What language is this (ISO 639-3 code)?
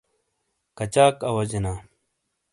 scl